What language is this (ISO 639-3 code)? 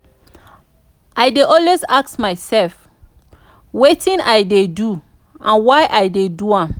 pcm